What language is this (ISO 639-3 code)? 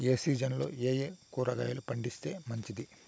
tel